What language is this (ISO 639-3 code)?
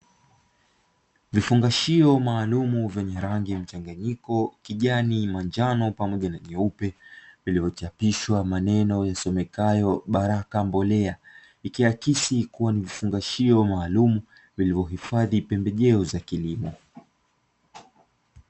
swa